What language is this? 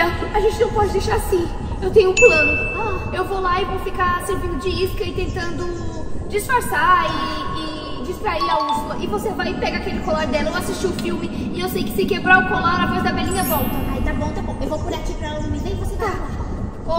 Portuguese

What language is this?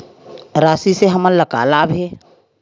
Chhattisgarhi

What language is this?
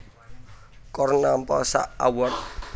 Javanese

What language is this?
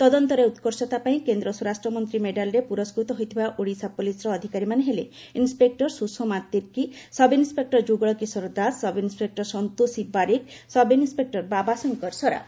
Odia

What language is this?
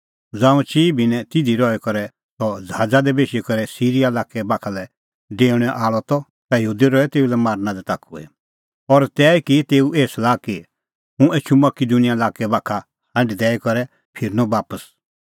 Kullu Pahari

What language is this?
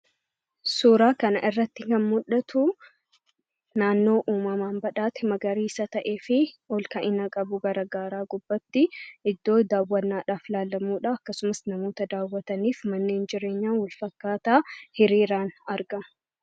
Oromo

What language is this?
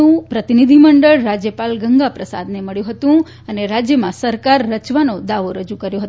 Gujarati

